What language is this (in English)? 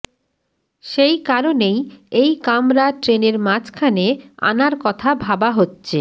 Bangla